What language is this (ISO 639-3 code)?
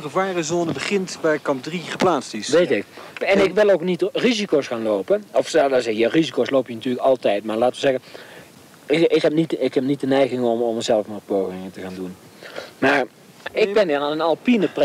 nld